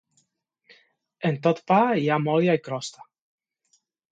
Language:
Catalan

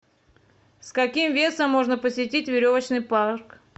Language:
Russian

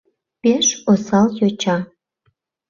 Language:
Mari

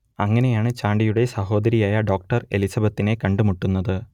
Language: Malayalam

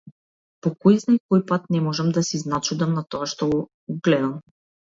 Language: Macedonian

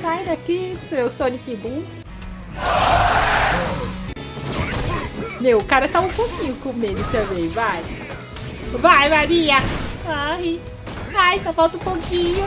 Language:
Portuguese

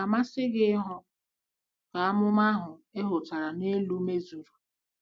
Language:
Igbo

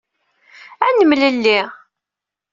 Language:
Kabyle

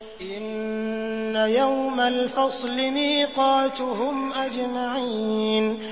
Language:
Arabic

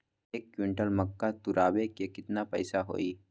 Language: Magahi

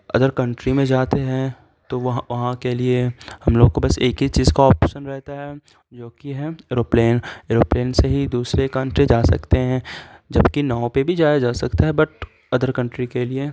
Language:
Urdu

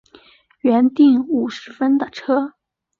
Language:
Chinese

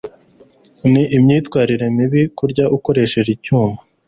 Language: Kinyarwanda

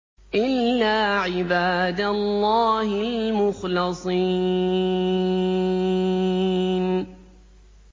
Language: Arabic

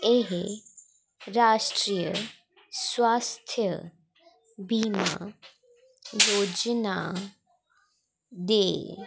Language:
Dogri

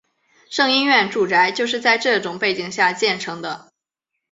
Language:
Chinese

